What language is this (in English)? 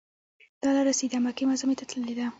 Pashto